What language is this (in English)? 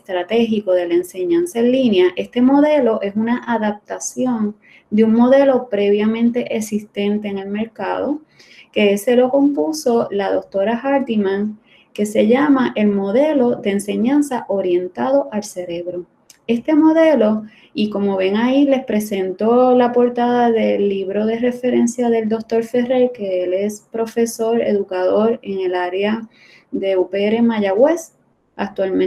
Spanish